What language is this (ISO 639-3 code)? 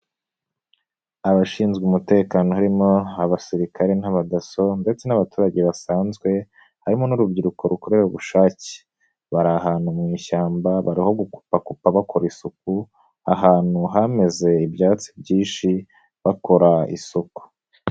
kin